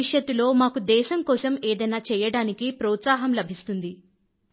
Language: Telugu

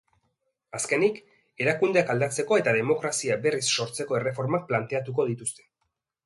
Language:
Basque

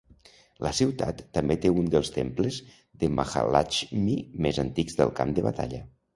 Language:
Catalan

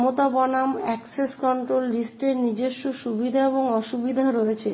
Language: Bangla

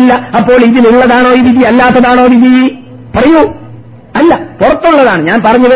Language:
Malayalam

